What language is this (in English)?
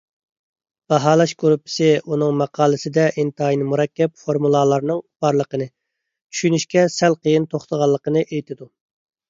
Uyghur